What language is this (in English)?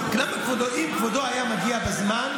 Hebrew